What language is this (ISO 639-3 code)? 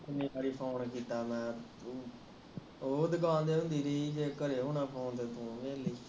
pan